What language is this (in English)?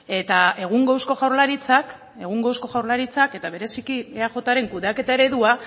Basque